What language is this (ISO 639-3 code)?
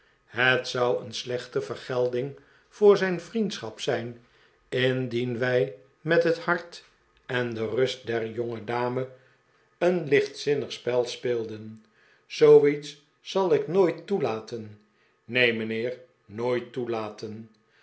nld